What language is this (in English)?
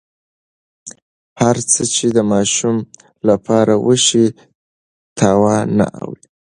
Pashto